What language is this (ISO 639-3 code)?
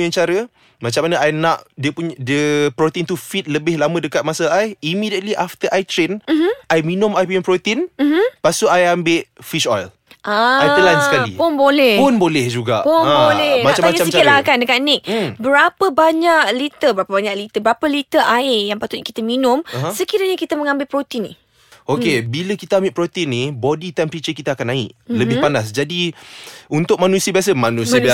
msa